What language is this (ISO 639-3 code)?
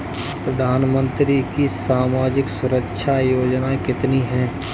hin